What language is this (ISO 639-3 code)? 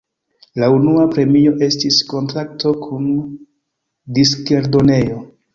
epo